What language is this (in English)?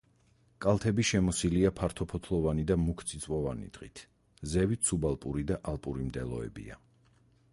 Georgian